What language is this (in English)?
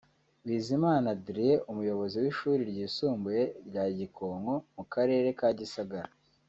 Kinyarwanda